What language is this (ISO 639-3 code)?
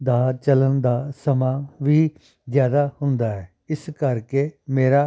pan